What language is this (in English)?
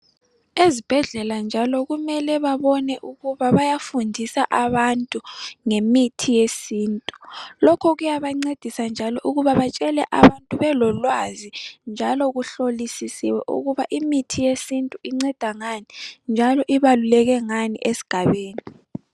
North Ndebele